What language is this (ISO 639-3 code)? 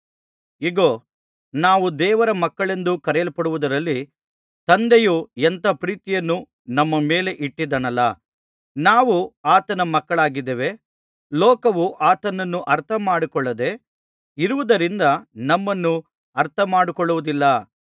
kan